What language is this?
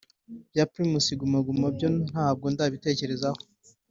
Kinyarwanda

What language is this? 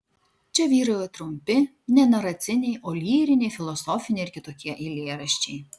Lithuanian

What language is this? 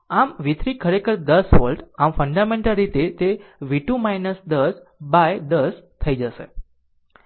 Gujarati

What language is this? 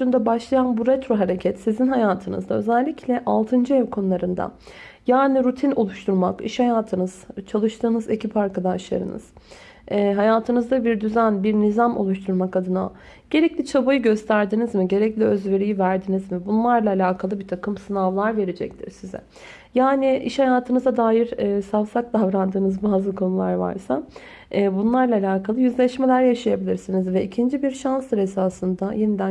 Turkish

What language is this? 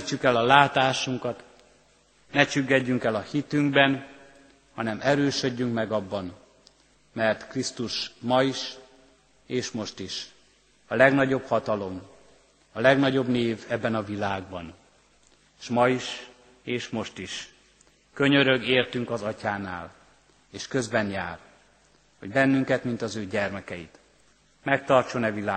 Hungarian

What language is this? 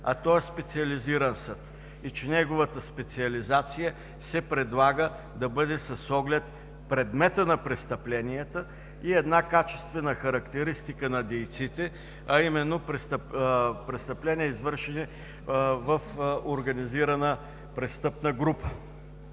Bulgarian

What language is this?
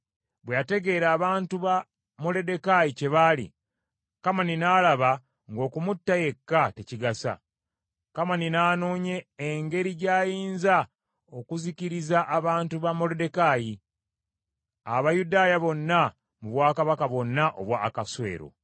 Ganda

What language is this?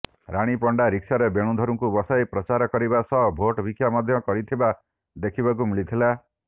Odia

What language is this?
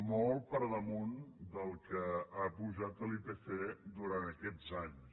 Catalan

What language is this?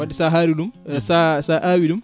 Fula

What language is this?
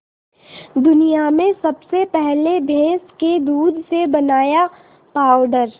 Hindi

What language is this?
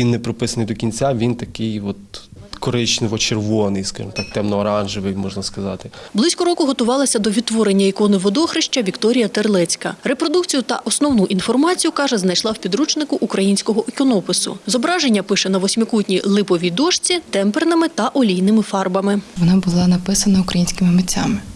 Ukrainian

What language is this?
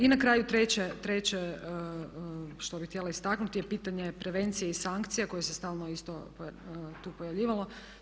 Croatian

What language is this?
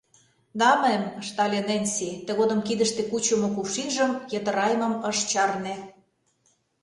Mari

